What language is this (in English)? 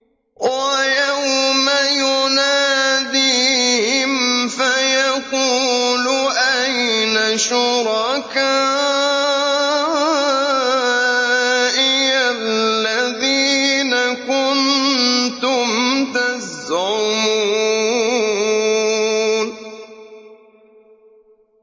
Arabic